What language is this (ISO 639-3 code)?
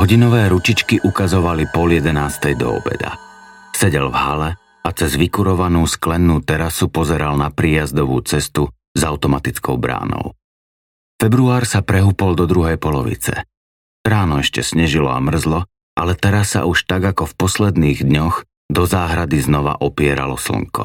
slk